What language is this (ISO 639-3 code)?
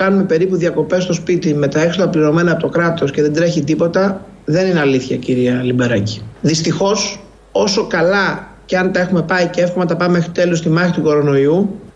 ell